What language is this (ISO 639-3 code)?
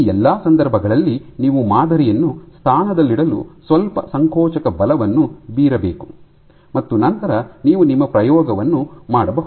kan